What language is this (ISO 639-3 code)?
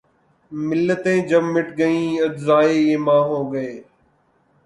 urd